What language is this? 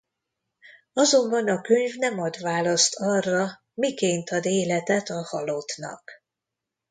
Hungarian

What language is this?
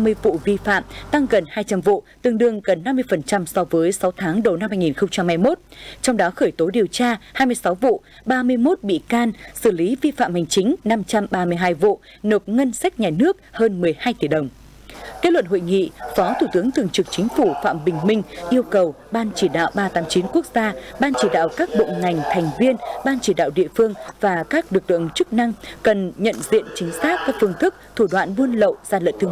Vietnamese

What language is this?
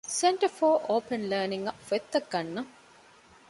Divehi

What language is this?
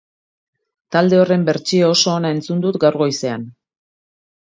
Basque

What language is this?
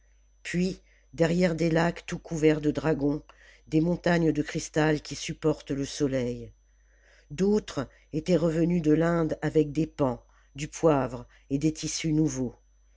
French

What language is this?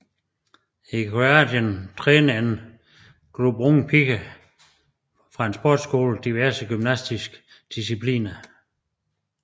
Danish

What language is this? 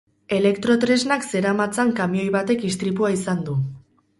Basque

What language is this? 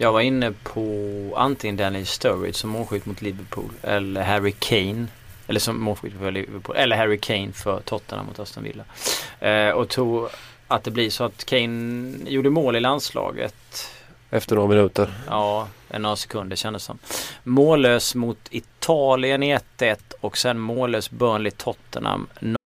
Swedish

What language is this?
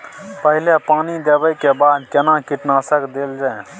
Maithili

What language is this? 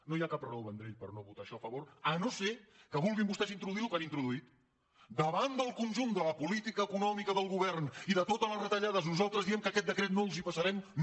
Catalan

